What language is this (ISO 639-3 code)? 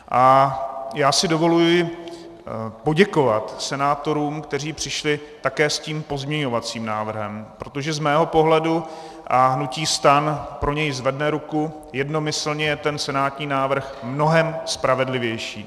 ces